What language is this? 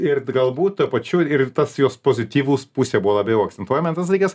Lithuanian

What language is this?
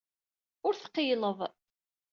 Kabyle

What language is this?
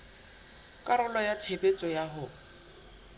Southern Sotho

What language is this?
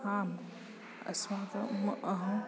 Sanskrit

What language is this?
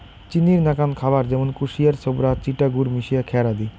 Bangla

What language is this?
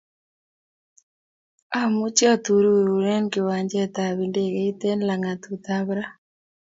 Kalenjin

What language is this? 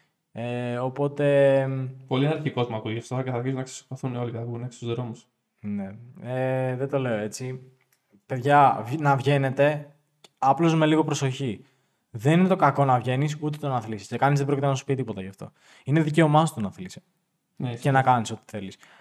Greek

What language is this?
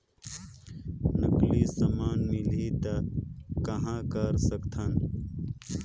Chhattisgarhi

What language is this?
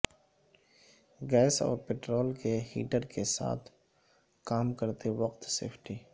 Urdu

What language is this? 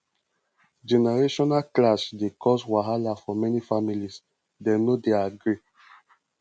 Nigerian Pidgin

